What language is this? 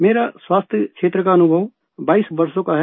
Hindi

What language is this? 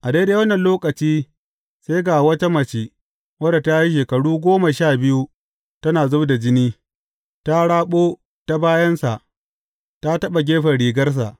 Hausa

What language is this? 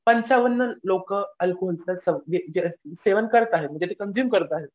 Marathi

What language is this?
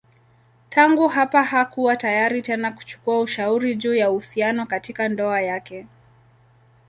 Swahili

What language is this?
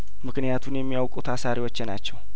Amharic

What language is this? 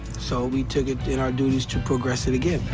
English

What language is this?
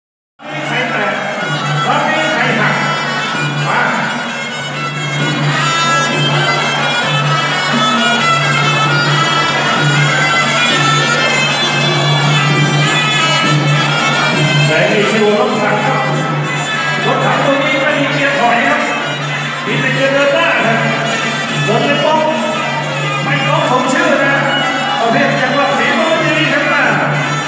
Thai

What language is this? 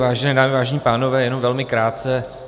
Czech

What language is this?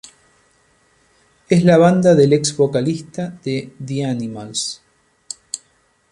Spanish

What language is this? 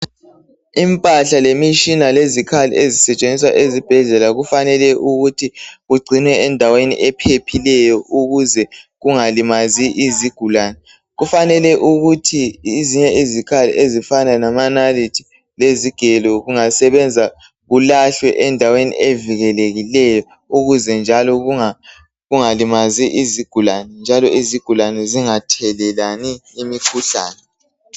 North Ndebele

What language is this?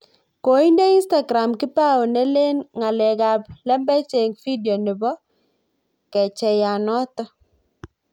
Kalenjin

